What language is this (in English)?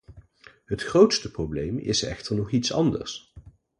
Dutch